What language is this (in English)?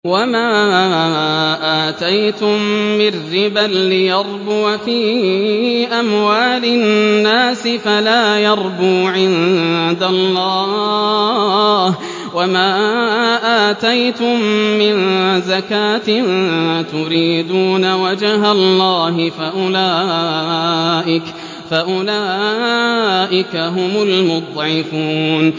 Arabic